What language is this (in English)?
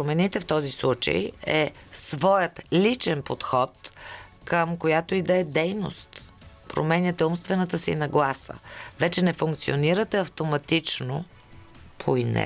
Bulgarian